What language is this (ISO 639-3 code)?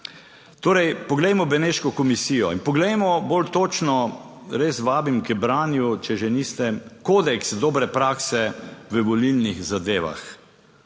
slv